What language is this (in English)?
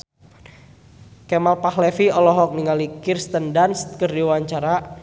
Sundanese